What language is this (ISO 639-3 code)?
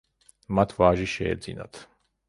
kat